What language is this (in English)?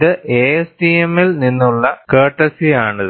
Malayalam